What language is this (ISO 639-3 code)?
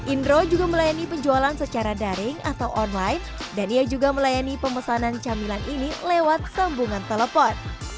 ind